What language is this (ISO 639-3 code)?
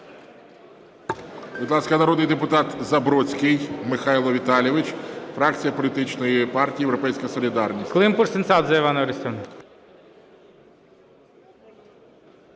ukr